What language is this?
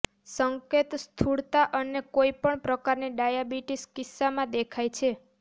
Gujarati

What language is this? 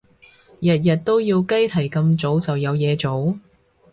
Cantonese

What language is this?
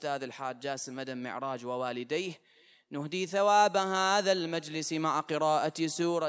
Arabic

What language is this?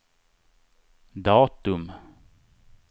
Swedish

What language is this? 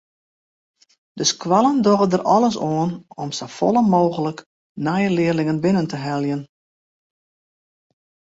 Western Frisian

